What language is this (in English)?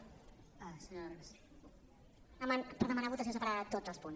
Catalan